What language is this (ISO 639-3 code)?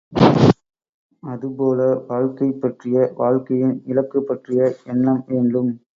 tam